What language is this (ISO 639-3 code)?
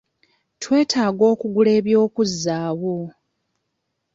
lug